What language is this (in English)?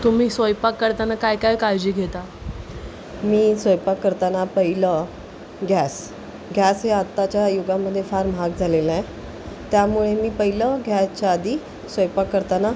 Marathi